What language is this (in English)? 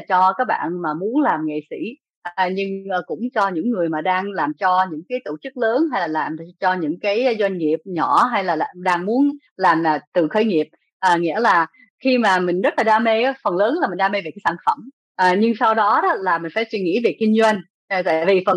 Vietnamese